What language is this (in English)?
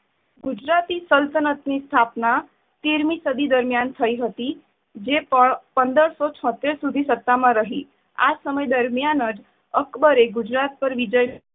Gujarati